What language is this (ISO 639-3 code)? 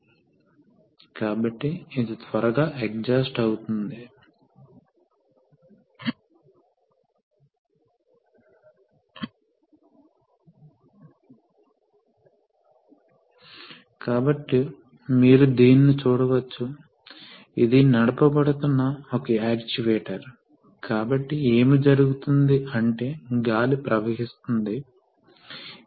tel